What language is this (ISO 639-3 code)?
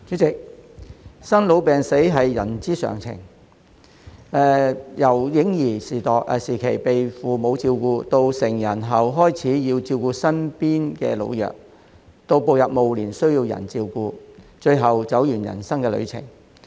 yue